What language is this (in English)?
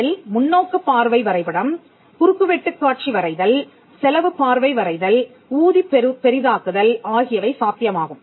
Tamil